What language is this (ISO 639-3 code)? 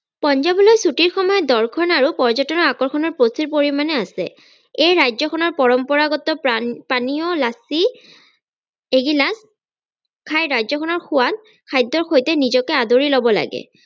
asm